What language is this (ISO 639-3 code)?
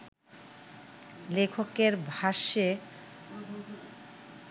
ben